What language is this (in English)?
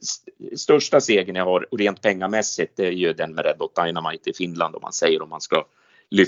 Swedish